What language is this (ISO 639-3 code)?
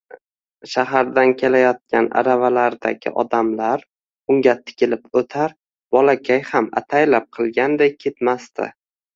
uzb